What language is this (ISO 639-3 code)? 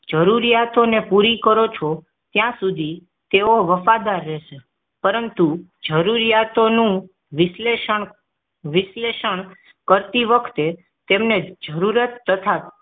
guj